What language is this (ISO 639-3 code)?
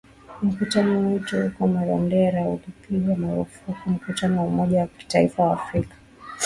swa